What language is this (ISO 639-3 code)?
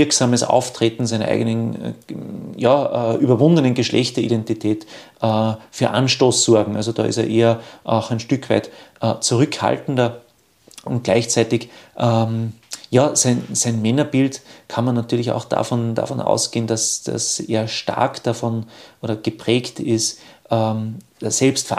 deu